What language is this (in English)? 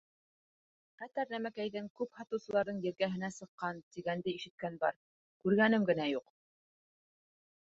Bashkir